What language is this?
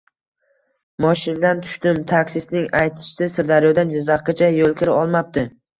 Uzbek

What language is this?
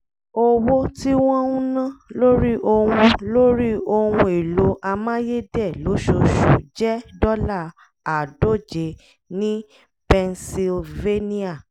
Yoruba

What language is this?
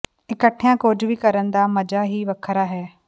Punjabi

